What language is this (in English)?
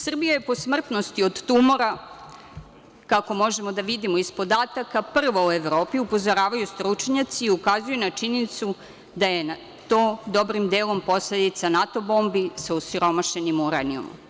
Serbian